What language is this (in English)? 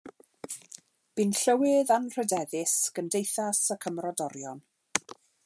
Welsh